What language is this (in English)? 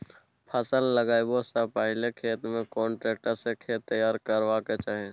Maithili